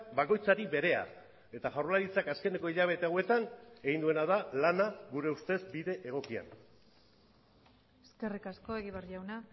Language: Basque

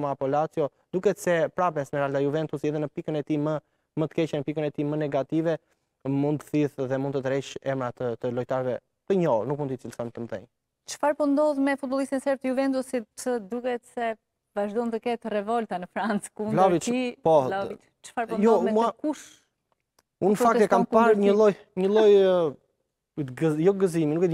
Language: Romanian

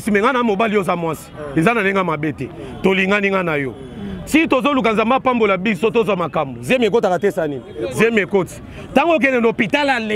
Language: French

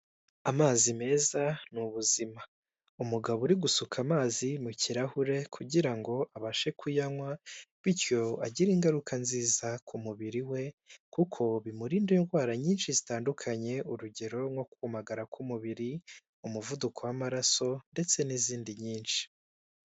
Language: Kinyarwanda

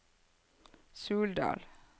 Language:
Norwegian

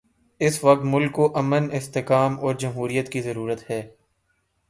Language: Urdu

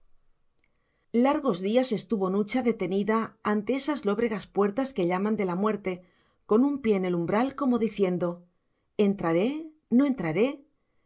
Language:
Spanish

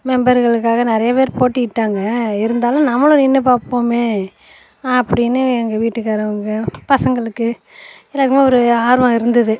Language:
Tamil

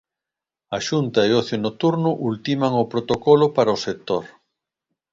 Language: Galician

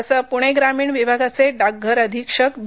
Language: Marathi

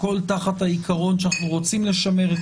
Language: Hebrew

